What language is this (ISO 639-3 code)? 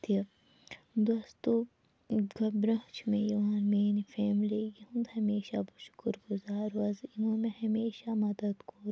kas